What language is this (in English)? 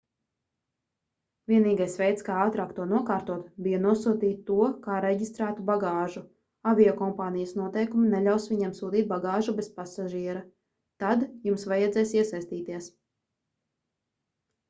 Latvian